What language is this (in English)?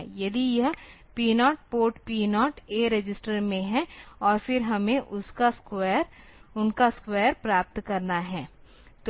Hindi